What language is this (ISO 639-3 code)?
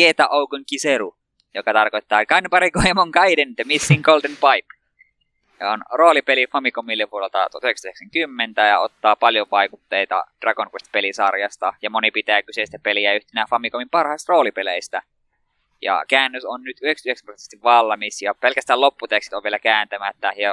fin